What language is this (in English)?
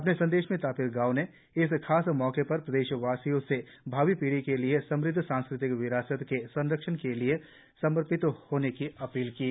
Hindi